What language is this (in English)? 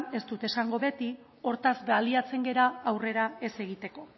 Basque